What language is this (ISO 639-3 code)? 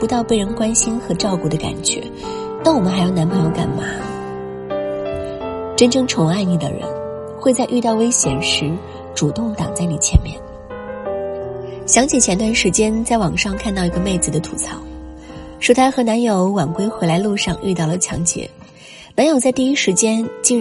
zho